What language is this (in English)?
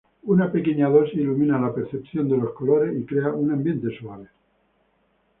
Spanish